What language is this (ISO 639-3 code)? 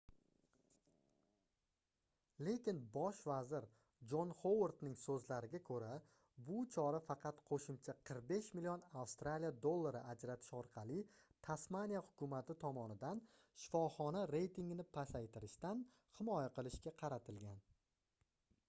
uzb